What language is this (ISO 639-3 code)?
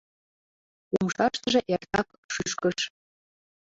chm